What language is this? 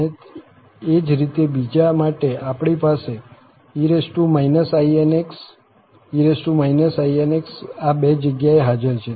Gujarati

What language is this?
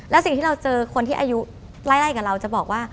Thai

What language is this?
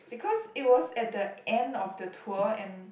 English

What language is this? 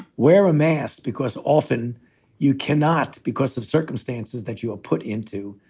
English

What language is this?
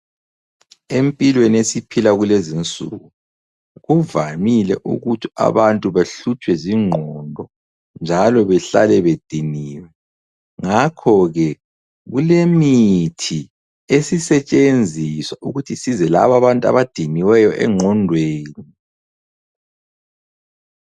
North Ndebele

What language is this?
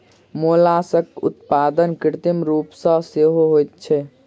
Maithili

